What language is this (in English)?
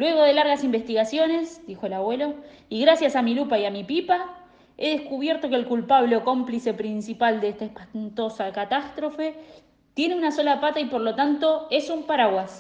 Spanish